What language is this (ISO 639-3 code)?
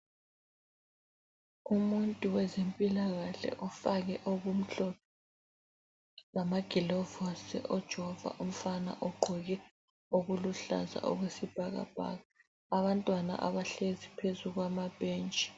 nde